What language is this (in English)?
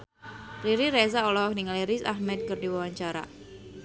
Sundanese